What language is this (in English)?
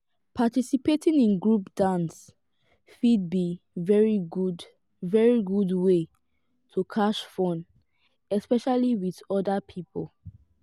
Nigerian Pidgin